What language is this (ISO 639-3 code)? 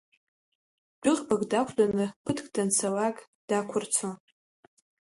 abk